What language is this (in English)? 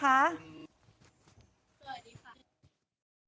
Thai